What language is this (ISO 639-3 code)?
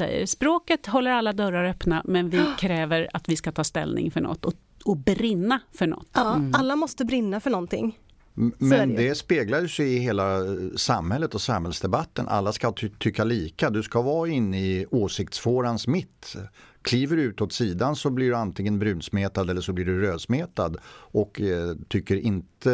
swe